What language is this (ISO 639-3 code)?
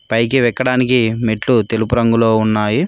tel